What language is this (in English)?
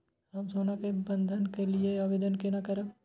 Maithili